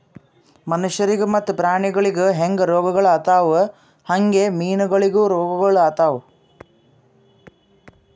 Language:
Kannada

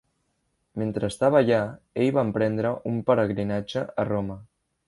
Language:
Catalan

